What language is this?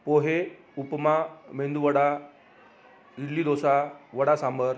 Marathi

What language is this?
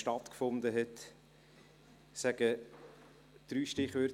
Swiss German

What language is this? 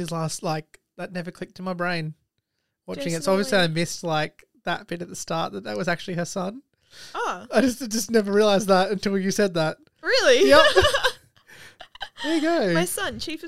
English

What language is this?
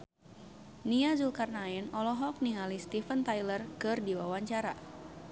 Sundanese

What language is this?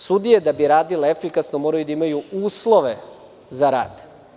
Serbian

